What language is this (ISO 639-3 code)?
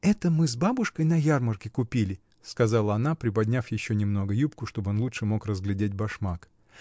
rus